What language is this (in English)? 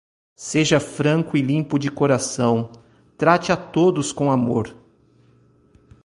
Portuguese